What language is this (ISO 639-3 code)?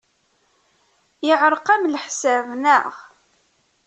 kab